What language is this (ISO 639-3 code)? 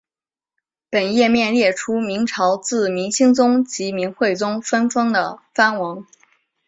zho